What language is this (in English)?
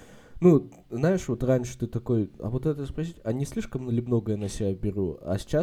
Russian